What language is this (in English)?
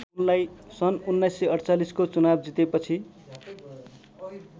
Nepali